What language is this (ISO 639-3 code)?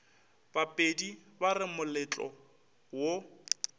nso